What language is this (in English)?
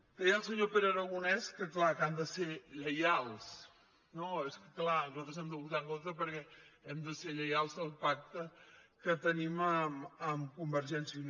Catalan